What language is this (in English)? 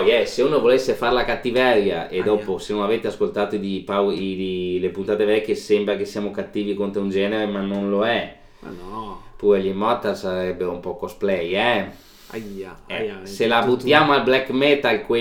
Italian